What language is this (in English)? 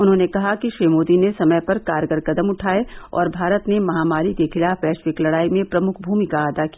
Hindi